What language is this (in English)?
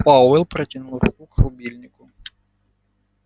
Russian